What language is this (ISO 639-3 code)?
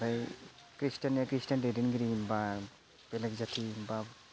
brx